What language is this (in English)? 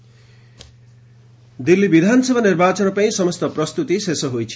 Odia